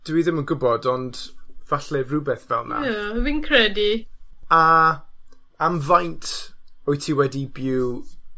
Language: Welsh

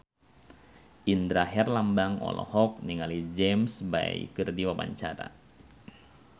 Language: Sundanese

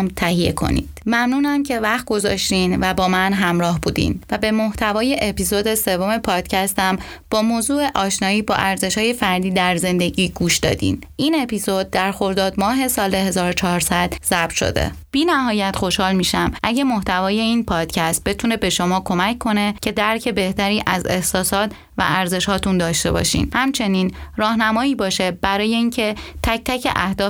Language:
Persian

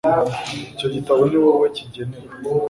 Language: Kinyarwanda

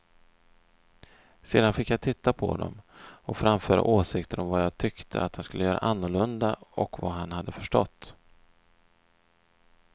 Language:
Swedish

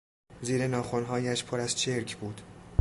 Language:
Persian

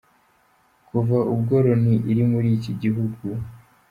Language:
Kinyarwanda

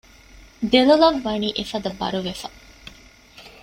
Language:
Divehi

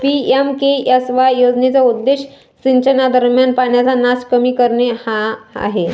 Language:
Marathi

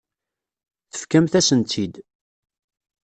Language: Kabyle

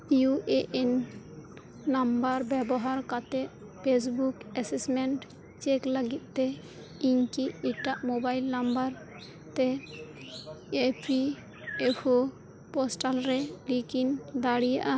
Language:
Santali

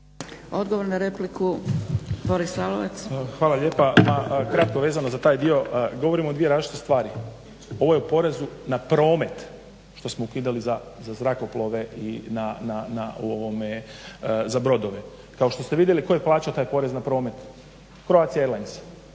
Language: Croatian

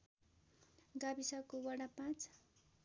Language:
Nepali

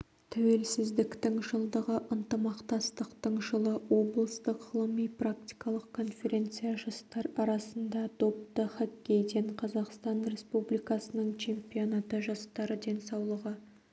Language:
Kazakh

